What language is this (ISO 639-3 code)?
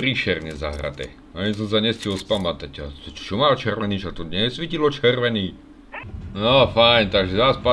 slk